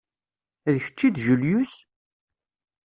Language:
Kabyle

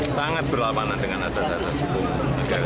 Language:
Indonesian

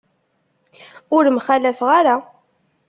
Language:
Kabyle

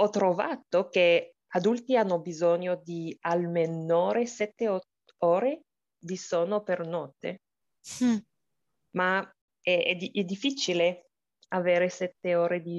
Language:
Italian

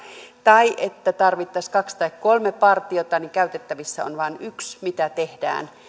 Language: Finnish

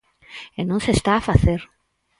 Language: Galician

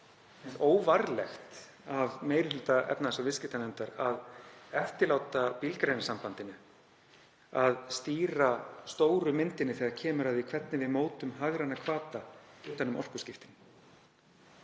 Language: Icelandic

